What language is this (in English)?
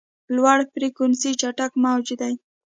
Pashto